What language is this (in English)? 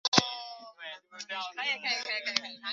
Chinese